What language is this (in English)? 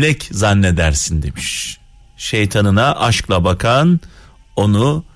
Turkish